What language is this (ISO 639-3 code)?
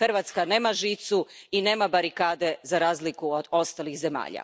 hrv